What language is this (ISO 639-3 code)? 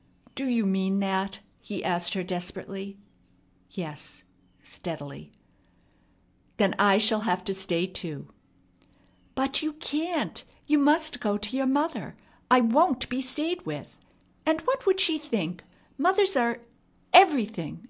eng